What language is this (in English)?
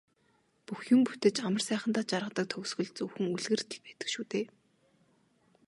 Mongolian